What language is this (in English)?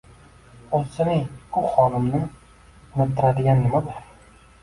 Uzbek